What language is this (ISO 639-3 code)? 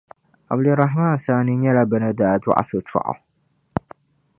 dag